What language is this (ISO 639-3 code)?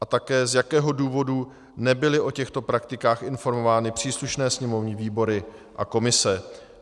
ces